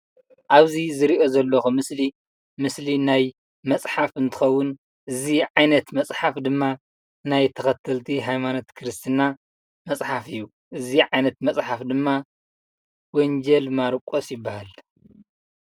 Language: Tigrinya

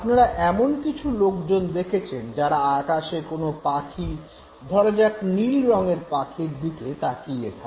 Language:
Bangla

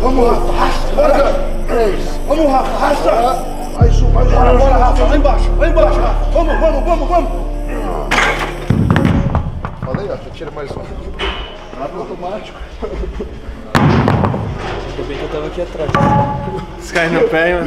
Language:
Portuguese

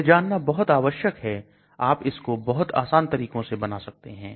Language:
Hindi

